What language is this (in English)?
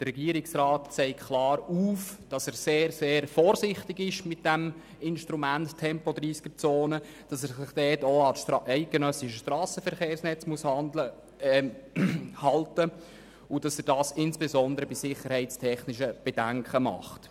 Swiss German